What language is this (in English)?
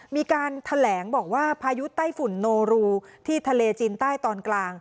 Thai